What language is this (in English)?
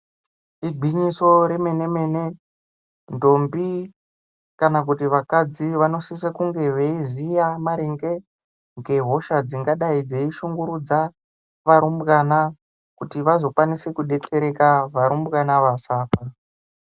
Ndau